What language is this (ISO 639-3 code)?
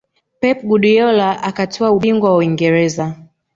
swa